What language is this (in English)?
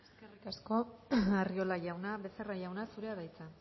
Basque